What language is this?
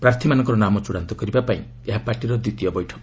Odia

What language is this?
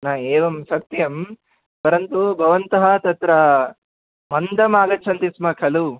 Sanskrit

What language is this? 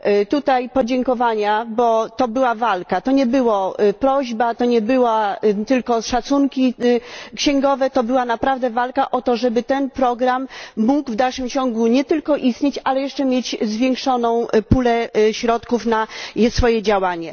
Polish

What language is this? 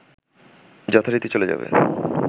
Bangla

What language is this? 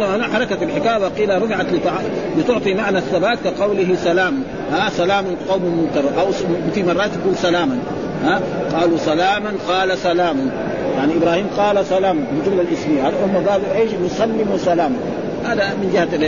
Arabic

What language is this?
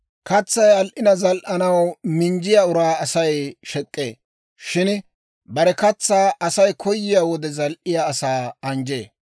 Dawro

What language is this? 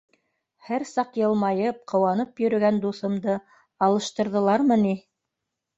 Bashkir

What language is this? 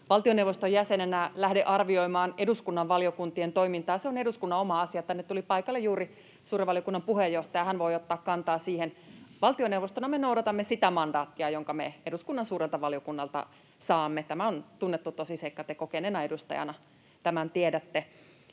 Finnish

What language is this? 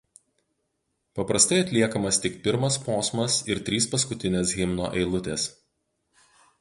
Lithuanian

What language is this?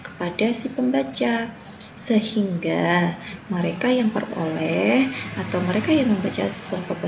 Indonesian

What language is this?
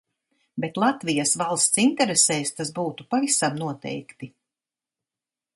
Latvian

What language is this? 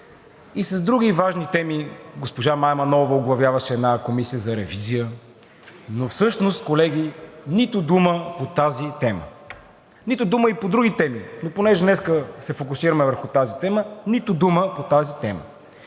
Bulgarian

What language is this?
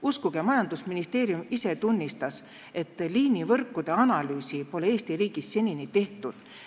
Estonian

